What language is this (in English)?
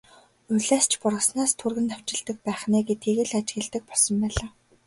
Mongolian